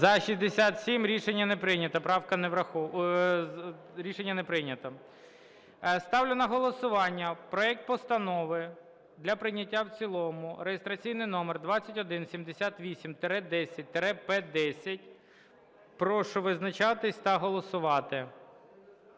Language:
Ukrainian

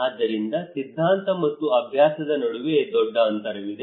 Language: Kannada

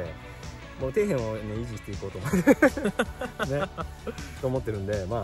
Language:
Japanese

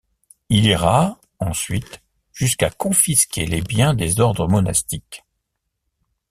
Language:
French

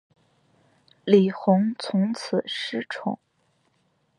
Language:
Chinese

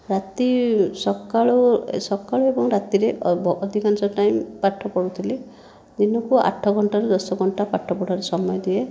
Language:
Odia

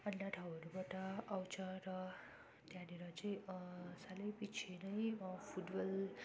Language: Nepali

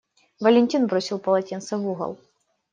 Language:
Russian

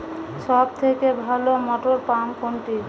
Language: Bangla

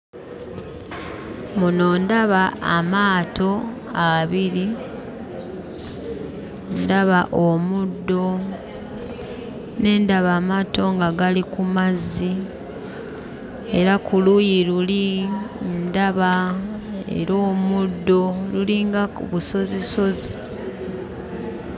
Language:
Ganda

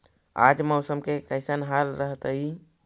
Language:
Magahi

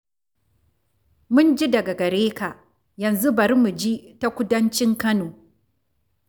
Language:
Hausa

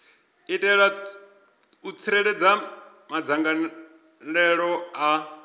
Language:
Venda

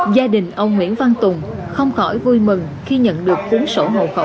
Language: Vietnamese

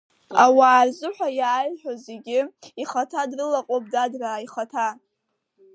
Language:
Abkhazian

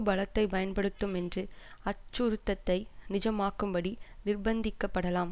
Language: Tamil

